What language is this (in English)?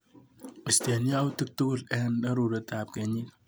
Kalenjin